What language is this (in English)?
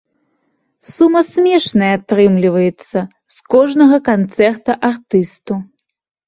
Belarusian